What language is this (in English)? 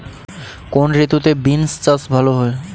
Bangla